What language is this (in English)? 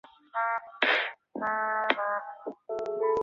Chinese